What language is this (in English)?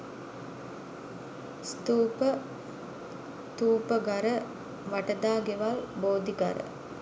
Sinhala